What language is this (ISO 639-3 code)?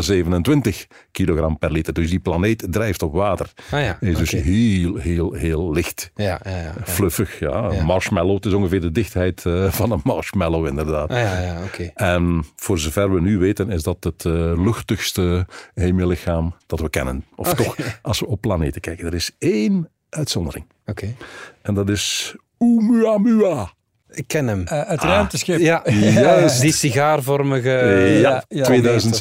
nld